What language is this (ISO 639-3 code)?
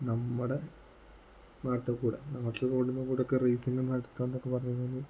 mal